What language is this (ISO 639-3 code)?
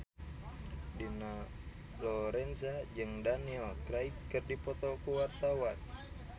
sun